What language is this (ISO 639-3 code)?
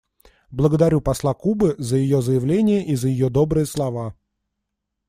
rus